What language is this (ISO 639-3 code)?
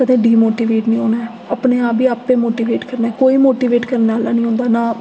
doi